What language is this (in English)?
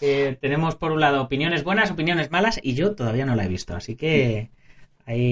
Spanish